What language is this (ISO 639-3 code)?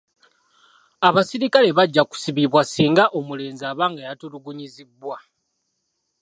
lug